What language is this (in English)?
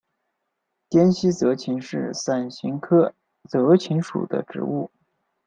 Chinese